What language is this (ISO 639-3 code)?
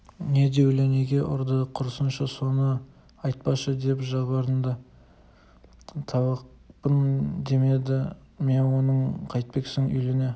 kaz